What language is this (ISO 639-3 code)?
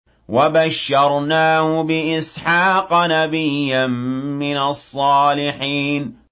ara